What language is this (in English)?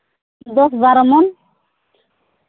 Santali